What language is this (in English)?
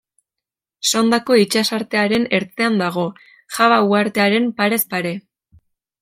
Basque